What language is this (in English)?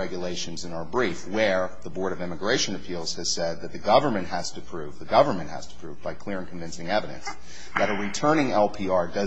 English